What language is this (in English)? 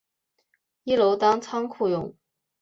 Chinese